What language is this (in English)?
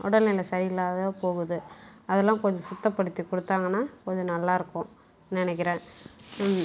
Tamil